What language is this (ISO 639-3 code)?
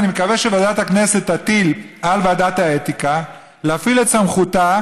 heb